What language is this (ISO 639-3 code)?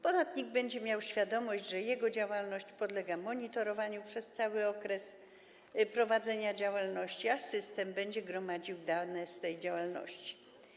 pol